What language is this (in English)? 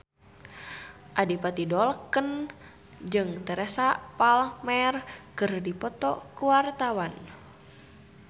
Sundanese